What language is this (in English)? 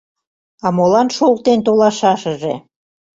Mari